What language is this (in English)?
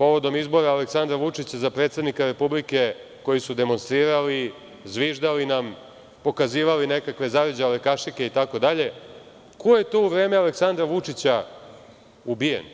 Serbian